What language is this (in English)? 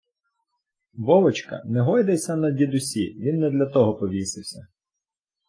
Ukrainian